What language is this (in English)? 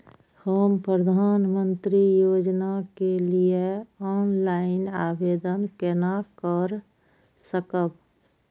Maithili